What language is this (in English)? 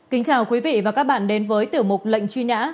Vietnamese